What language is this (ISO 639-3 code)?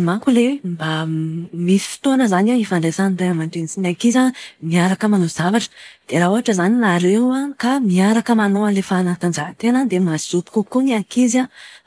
mlg